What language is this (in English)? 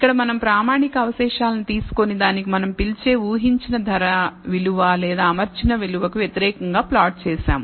Telugu